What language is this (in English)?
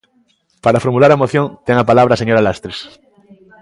Galician